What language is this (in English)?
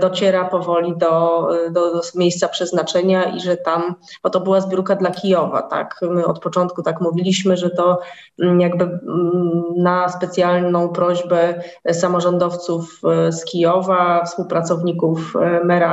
Polish